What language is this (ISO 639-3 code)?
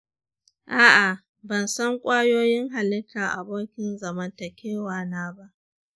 hau